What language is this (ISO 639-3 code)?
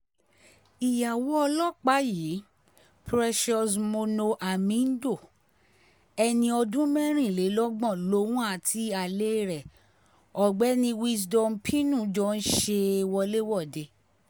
yor